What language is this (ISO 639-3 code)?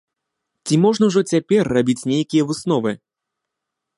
bel